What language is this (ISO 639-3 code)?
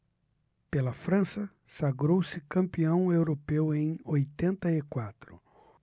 por